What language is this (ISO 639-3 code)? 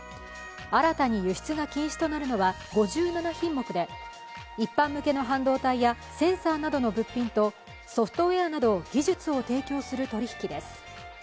jpn